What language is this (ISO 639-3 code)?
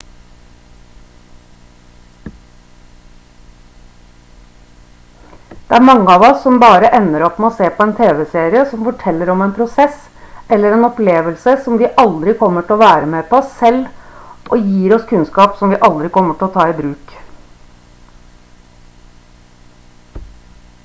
nob